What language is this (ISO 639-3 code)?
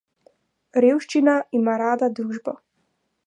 slv